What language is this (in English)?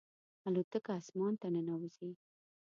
Pashto